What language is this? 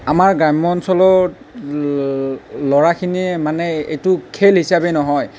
Assamese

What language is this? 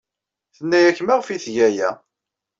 Kabyle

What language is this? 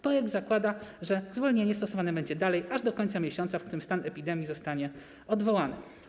Polish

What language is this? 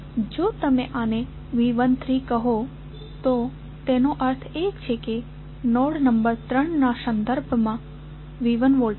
Gujarati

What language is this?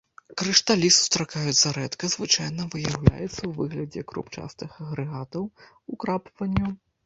Belarusian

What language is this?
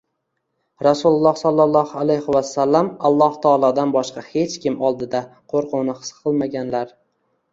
Uzbek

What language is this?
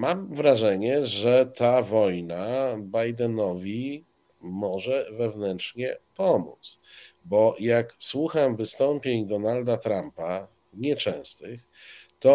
Polish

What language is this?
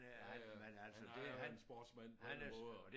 Danish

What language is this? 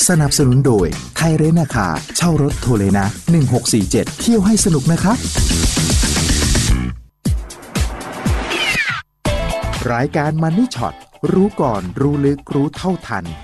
Thai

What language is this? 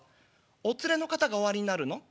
Japanese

